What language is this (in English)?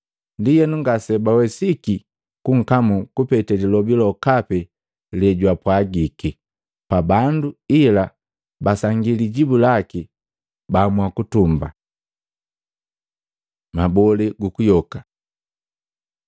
Matengo